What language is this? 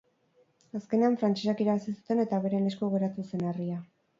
Basque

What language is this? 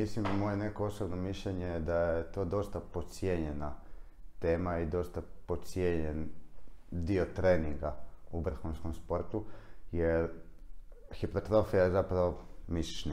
Croatian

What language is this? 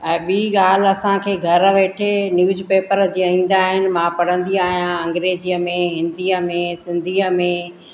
Sindhi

